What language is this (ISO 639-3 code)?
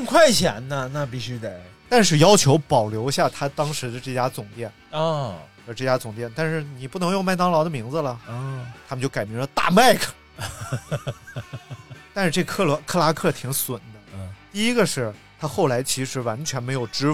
zho